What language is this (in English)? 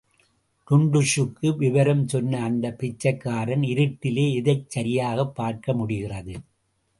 Tamil